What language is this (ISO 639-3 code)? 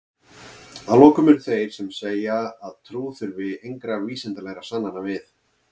isl